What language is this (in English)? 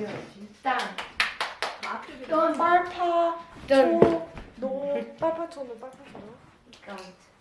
Korean